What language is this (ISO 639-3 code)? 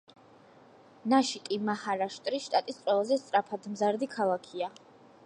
kat